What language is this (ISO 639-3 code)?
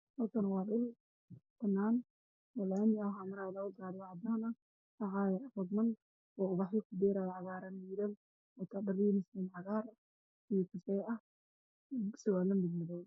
som